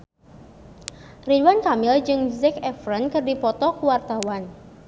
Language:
Sundanese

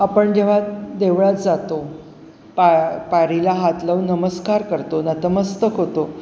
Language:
Marathi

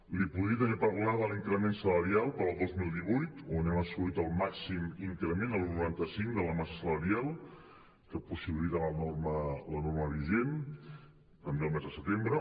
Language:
Catalan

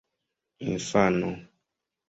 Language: Esperanto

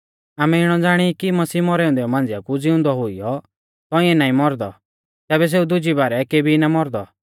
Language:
Mahasu Pahari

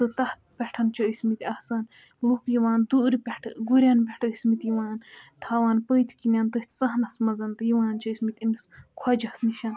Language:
Kashmiri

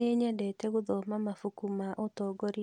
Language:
Kikuyu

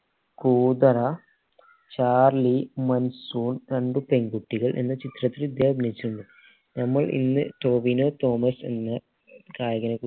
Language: Malayalam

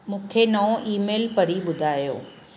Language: Sindhi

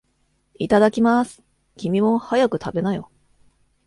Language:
Japanese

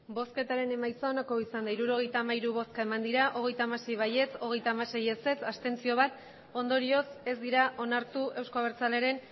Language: Basque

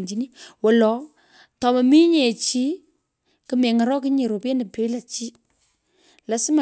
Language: Pökoot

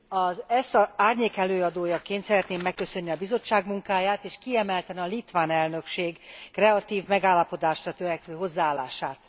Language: Hungarian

